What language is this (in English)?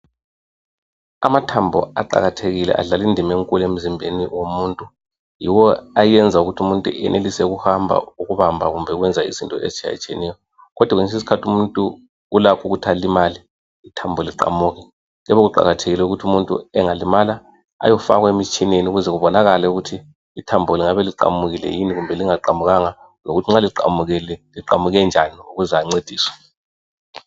North Ndebele